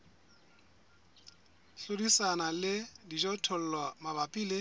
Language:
Southern Sotho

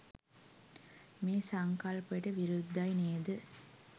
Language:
Sinhala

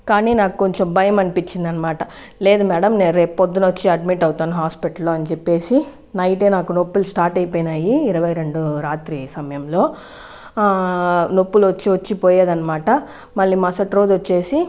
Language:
Telugu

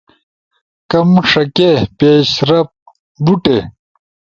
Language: Ushojo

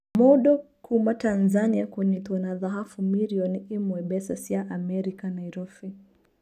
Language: Kikuyu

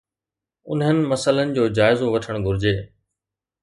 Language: Sindhi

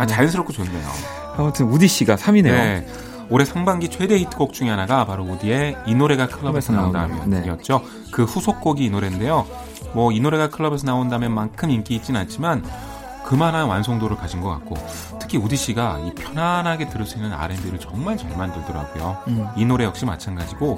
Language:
Korean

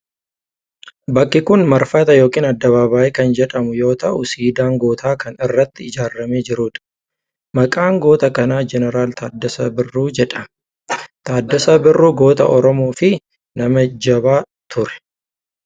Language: Oromo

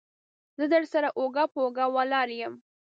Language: Pashto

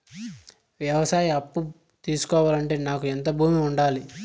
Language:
Telugu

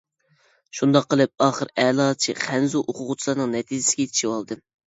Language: Uyghur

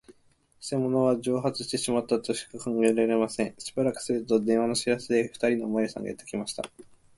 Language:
Japanese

